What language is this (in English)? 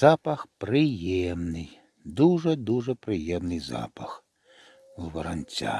Ukrainian